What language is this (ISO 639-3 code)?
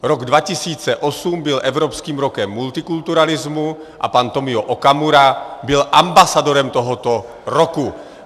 ces